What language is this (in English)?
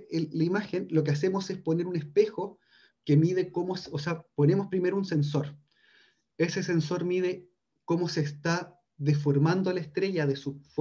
Spanish